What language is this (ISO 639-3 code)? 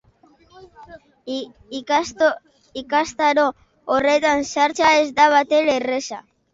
eus